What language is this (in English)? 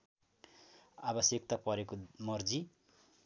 Nepali